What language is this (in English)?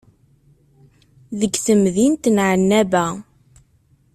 Kabyle